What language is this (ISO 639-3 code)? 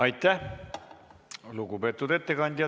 est